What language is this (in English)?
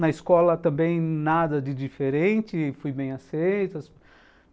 Portuguese